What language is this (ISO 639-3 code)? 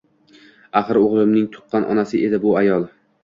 uzb